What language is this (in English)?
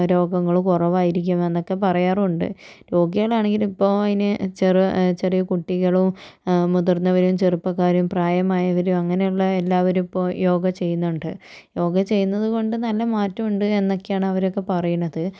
Malayalam